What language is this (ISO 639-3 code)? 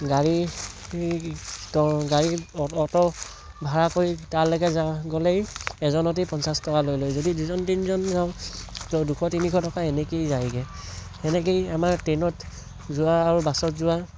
asm